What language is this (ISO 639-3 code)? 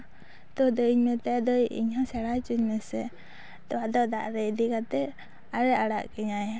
sat